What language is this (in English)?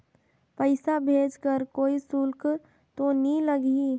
Chhattisgarhi